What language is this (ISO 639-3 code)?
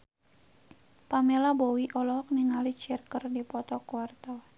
sun